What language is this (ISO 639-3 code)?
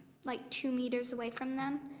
eng